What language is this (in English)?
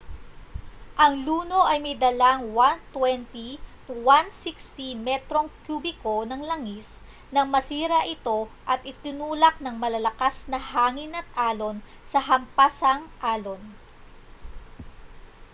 Filipino